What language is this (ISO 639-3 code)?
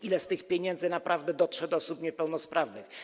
pol